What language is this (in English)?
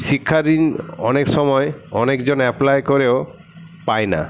Bangla